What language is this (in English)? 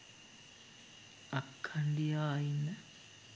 Sinhala